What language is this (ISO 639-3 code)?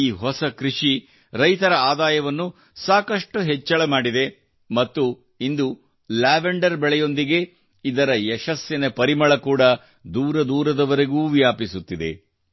kan